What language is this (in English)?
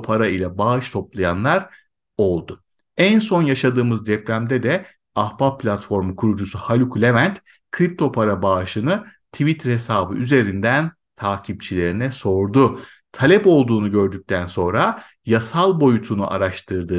Turkish